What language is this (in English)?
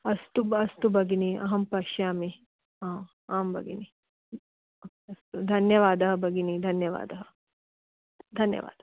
Sanskrit